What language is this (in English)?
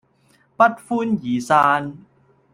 Cantonese